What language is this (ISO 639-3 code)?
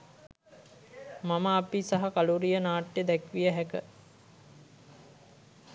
sin